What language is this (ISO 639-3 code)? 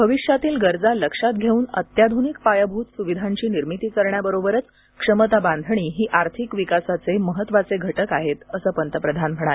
mar